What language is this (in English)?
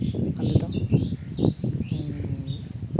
Santali